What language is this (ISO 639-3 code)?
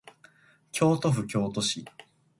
jpn